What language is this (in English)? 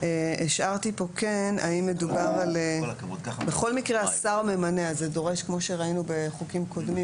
Hebrew